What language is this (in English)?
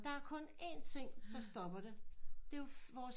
Danish